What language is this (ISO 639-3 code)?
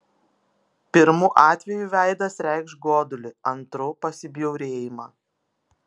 lit